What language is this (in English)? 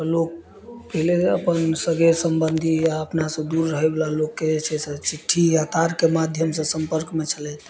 Maithili